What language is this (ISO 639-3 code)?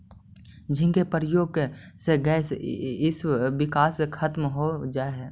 mag